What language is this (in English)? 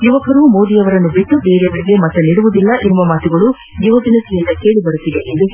Kannada